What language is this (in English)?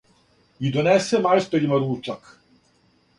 Serbian